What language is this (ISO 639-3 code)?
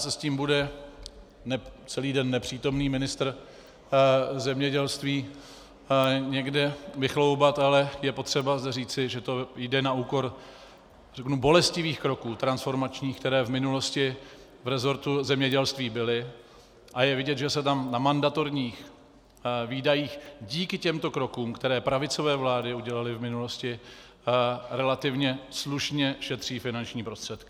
ces